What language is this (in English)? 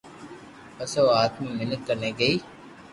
Loarki